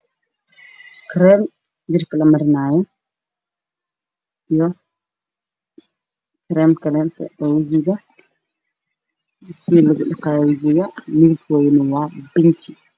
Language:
Somali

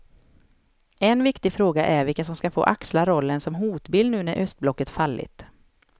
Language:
Swedish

